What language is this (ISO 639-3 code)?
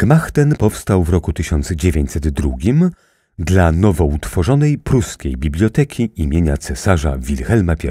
pol